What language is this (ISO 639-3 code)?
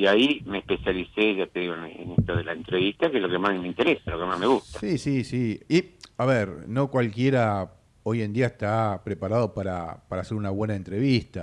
spa